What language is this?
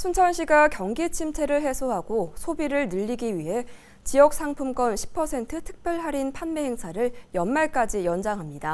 Korean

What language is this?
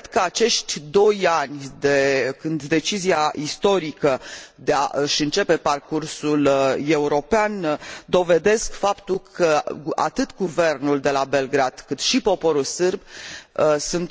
Romanian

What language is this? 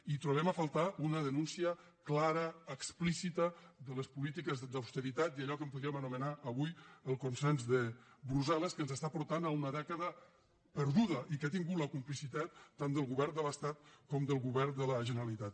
Catalan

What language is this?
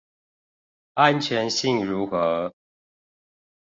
Chinese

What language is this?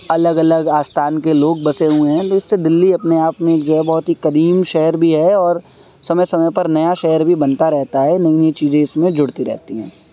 Urdu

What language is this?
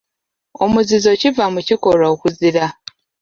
Ganda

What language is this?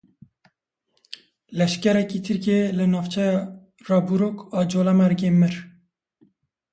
Kurdish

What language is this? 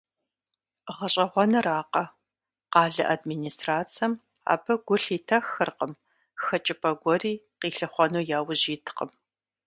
Kabardian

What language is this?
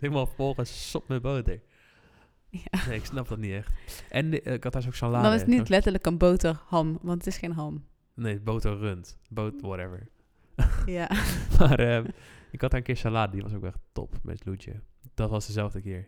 Dutch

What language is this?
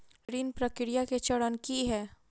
Maithili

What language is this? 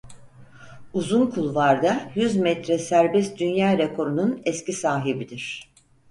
Turkish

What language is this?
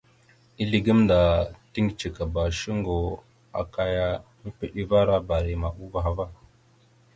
Mada (Cameroon)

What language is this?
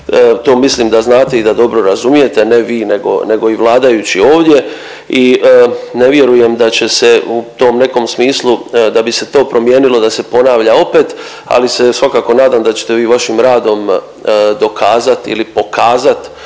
Croatian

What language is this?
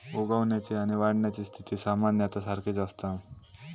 Marathi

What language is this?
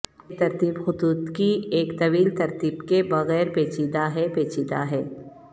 Urdu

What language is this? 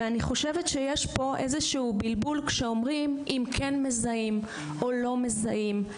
Hebrew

